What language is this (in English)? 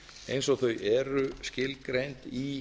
Icelandic